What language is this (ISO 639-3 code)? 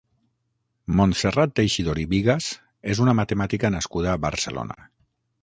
cat